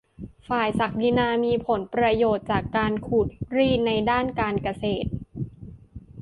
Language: Thai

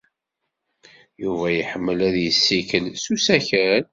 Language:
Kabyle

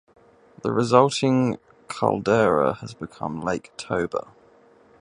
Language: English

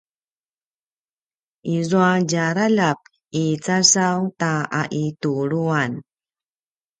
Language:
Paiwan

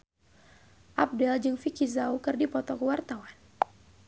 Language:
Sundanese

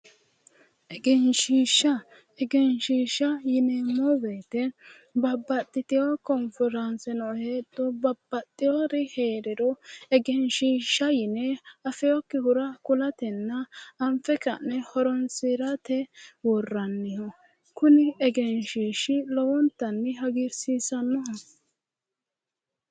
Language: Sidamo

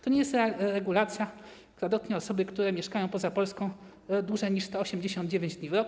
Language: Polish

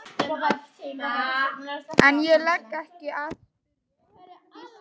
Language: Icelandic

